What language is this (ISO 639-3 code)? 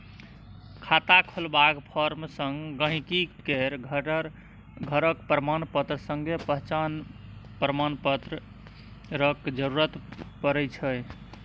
mai